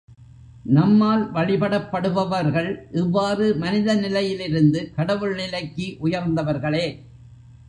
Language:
Tamil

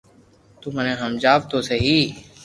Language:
Loarki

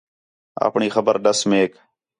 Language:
Khetrani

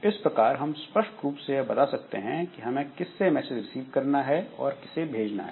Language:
Hindi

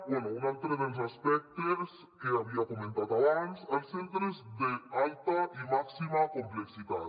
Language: Catalan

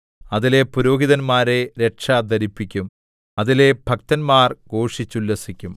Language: Malayalam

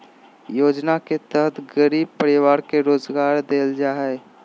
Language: Magahi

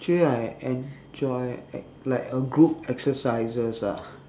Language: English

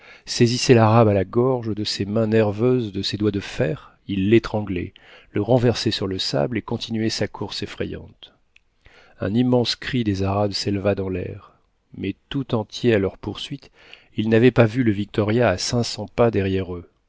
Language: French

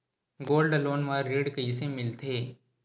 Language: Chhattisgarhi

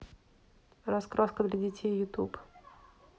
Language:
Russian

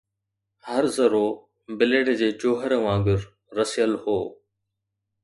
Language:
Sindhi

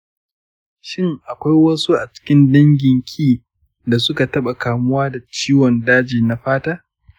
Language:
Hausa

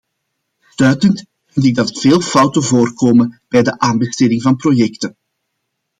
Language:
Dutch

